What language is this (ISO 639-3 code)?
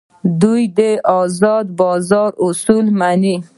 pus